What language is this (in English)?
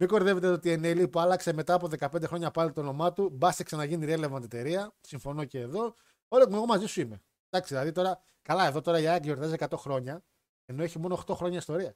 Greek